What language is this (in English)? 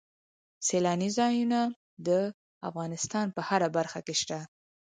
Pashto